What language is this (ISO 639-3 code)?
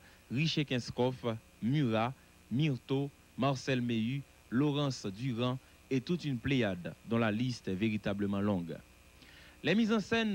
fra